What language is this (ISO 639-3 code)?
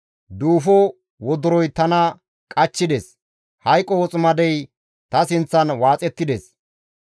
gmv